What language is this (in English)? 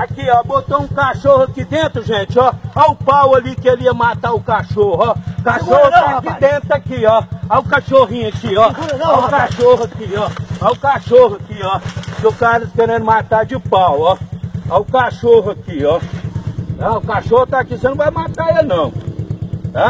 Portuguese